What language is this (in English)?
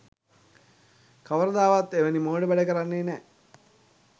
Sinhala